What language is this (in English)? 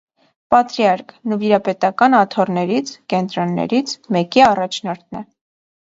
Armenian